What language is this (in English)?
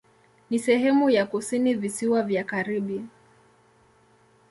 Swahili